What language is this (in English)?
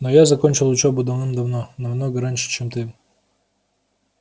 Russian